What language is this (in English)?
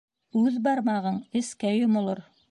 Bashkir